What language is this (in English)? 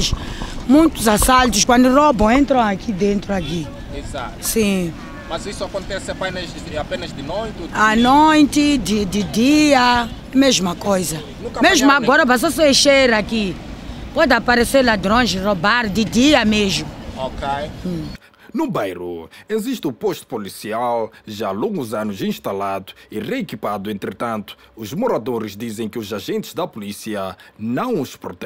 Portuguese